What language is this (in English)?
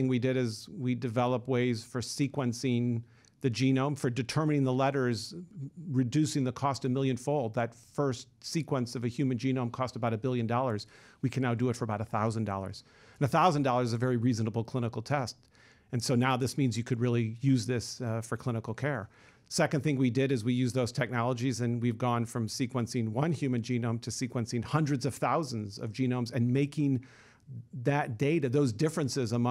English